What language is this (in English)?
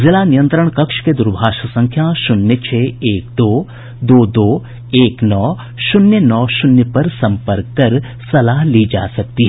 Hindi